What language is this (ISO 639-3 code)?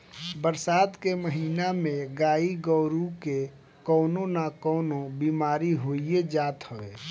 bho